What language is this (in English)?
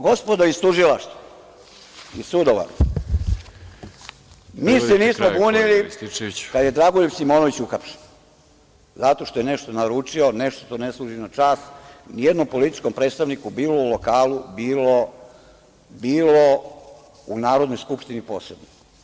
Serbian